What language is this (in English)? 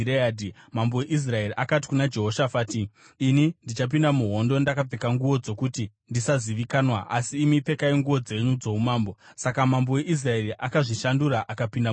Shona